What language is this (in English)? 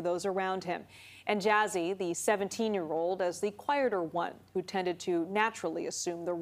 English